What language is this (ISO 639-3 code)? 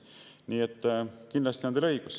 est